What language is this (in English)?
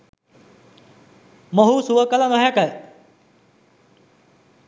Sinhala